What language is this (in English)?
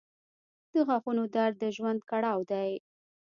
Pashto